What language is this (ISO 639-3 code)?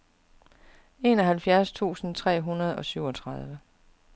dan